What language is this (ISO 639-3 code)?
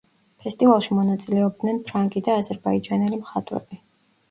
kat